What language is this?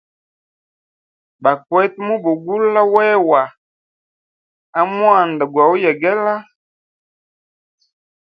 Hemba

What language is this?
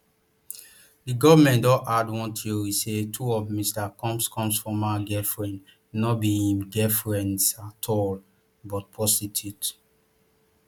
Nigerian Pidgin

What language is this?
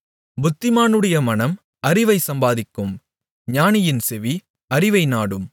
Tamil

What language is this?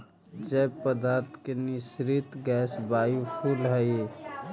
Magahi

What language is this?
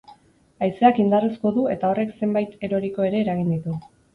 Basque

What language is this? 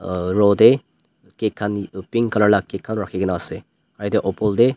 Naga Pidgin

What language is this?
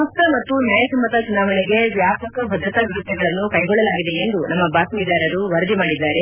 Kannada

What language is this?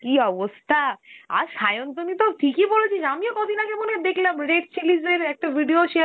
Bangla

